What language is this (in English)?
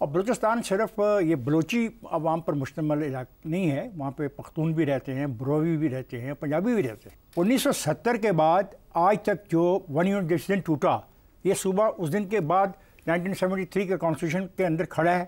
Hindi